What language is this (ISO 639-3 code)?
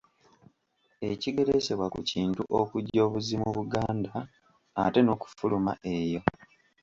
lug